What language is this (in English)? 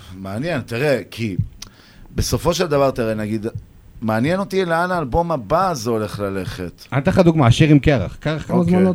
Hebrew